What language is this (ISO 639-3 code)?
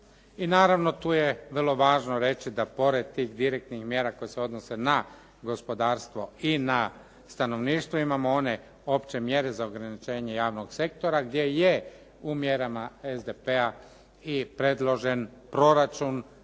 hrv